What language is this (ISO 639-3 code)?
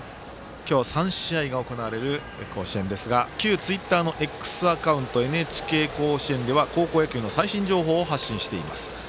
jpn